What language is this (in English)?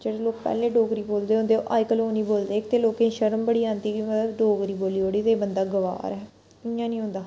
Dogri